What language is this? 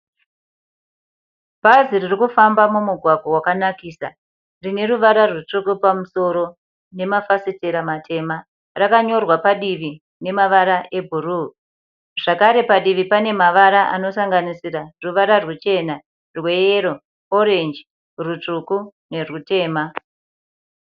Shona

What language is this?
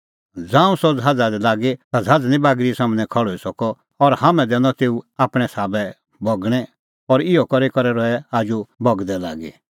Kullu Pahari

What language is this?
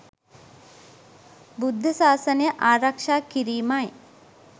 Sinhala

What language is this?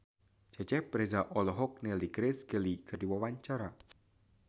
Sundanese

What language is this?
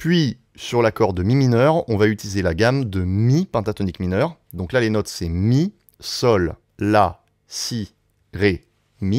French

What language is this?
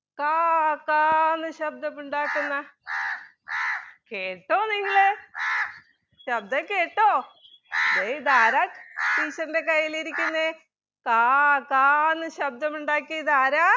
Malayalam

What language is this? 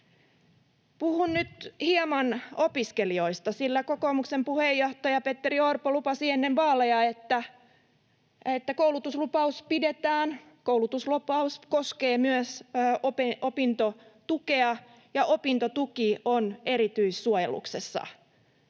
Finnish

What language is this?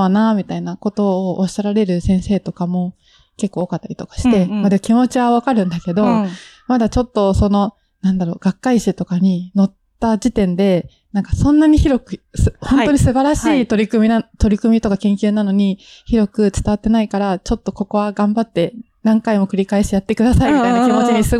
Japanese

